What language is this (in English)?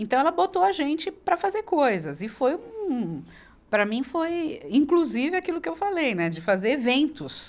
Portuguese